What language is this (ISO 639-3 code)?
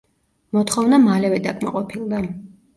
kat